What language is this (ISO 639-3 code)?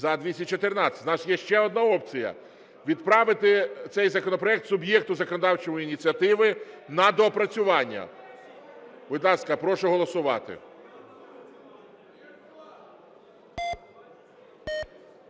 ukr